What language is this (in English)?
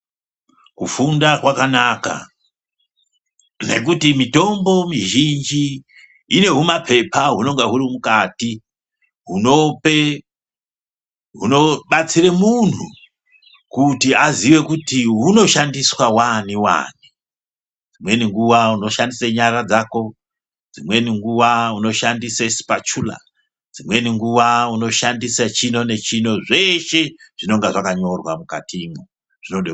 Ndau